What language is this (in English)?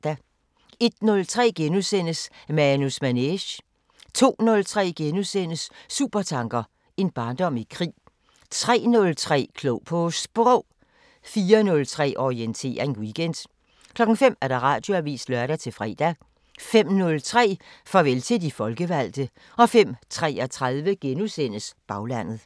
Danish